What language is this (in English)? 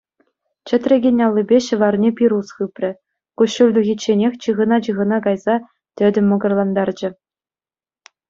Chuvash